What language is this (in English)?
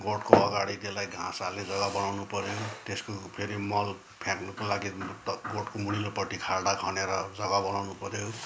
Nepali